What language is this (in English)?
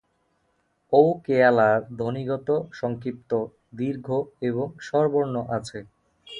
Bangla